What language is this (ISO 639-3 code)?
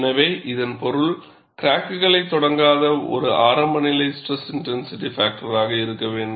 tam